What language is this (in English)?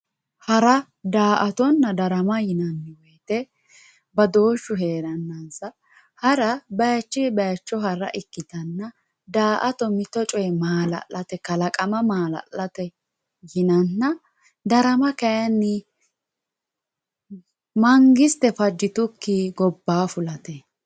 Sidamo